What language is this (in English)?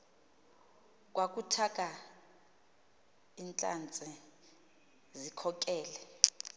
Xhosa